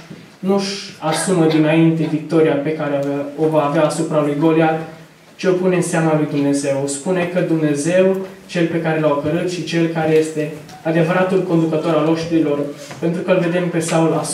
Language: Romanian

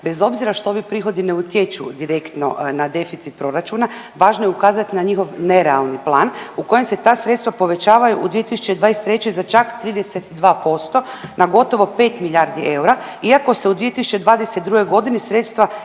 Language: Croatian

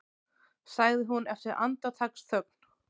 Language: Icelandic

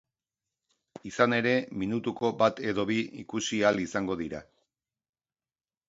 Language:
Basque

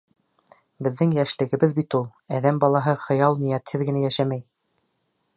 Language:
Bashkir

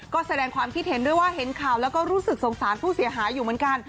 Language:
Thai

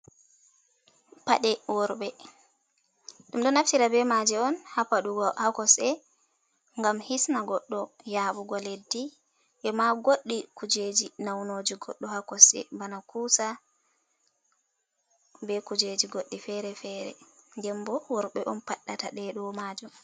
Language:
Fula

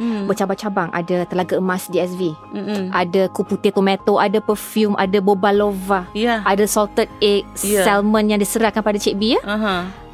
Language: Malay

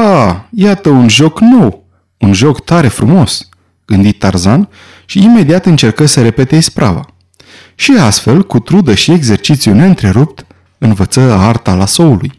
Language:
Romanian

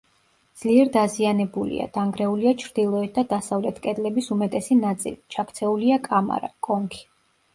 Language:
Georgian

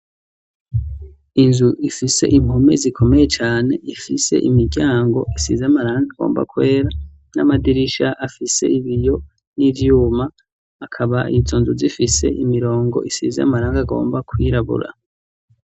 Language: Rundi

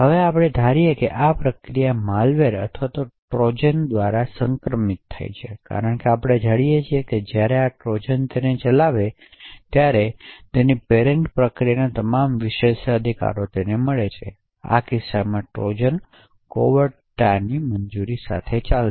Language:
Gujarati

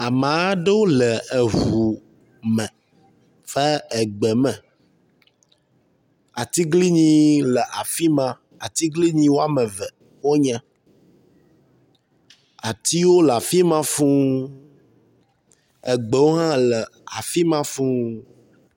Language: Ewe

